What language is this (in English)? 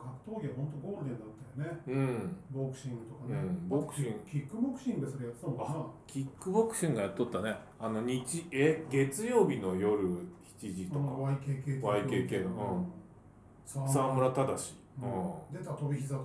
Japanese